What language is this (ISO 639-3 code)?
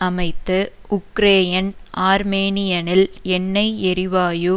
tam